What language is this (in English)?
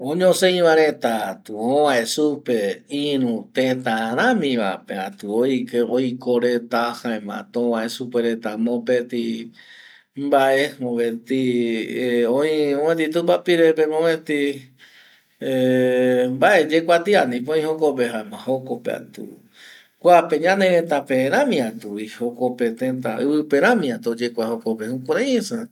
Eastern Bolivian Guaraní